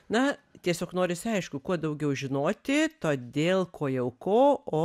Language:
Lithuanian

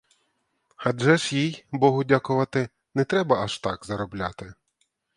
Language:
Ukrainian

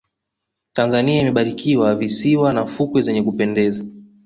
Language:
Swahili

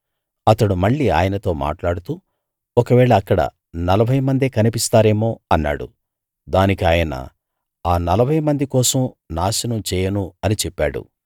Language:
Telugu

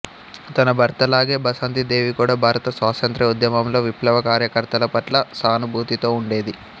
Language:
Telugu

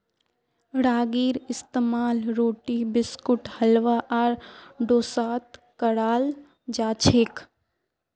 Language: Magahi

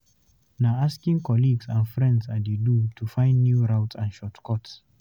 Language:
Nigerian Pidgin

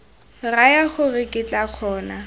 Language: Tswana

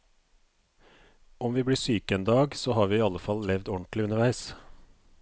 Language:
Norwegian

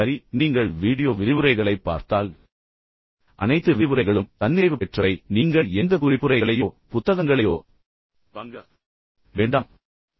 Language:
Tamil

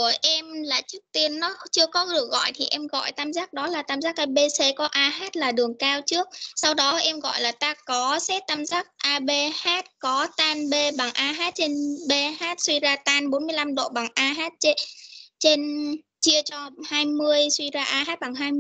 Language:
Vietnamese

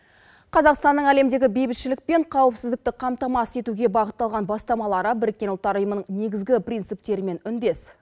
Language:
Kazakh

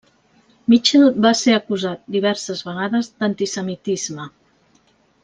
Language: Catalan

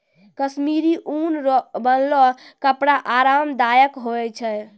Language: Maithili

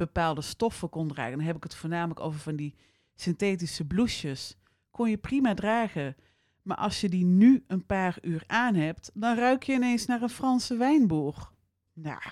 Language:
Dutch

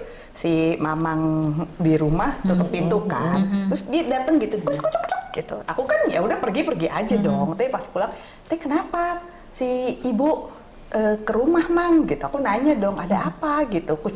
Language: Indonesian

